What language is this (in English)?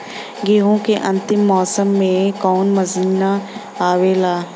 Bhojpuri